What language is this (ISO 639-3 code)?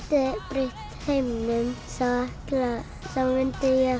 isl